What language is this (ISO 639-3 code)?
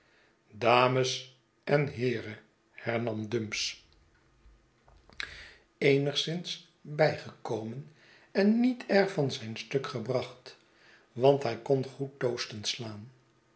nld